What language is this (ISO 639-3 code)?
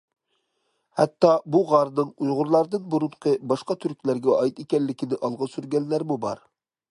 uig